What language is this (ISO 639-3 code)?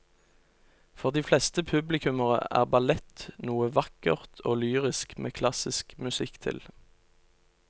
nor